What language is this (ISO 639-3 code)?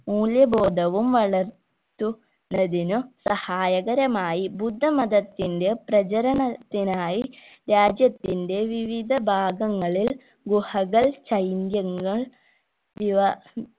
mal